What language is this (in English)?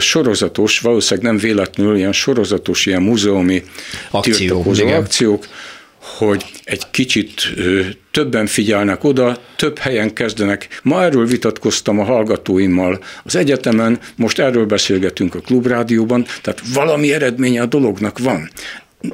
Hungarian